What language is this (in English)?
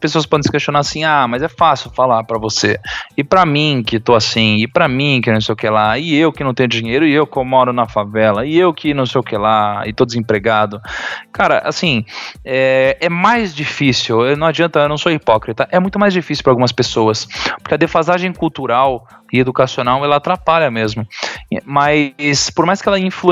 Portuguese